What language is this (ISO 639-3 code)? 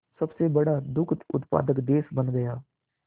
hin